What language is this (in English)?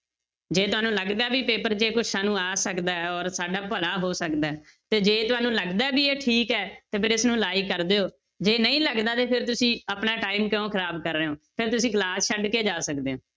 Punjabi